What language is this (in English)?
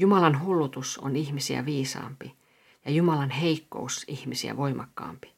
Finnish